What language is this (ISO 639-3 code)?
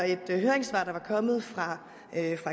dan